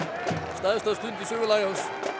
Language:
Icelandic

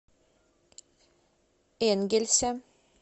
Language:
Russian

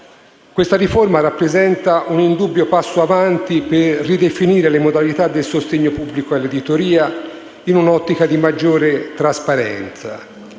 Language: Italian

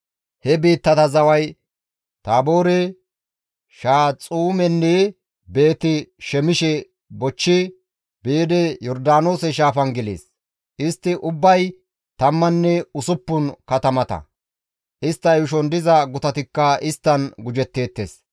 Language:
Gamo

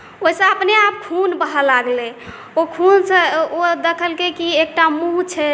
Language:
Maithili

